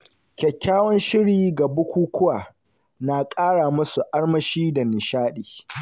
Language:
Hausa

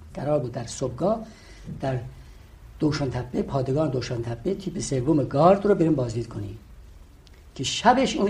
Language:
Persian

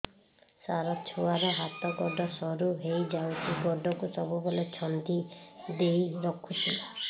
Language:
Odia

